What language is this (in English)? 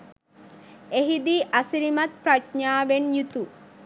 Sinhala